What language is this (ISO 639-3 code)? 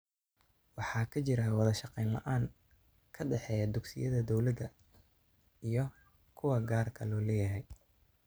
som